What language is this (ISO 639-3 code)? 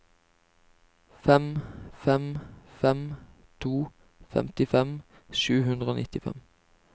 nor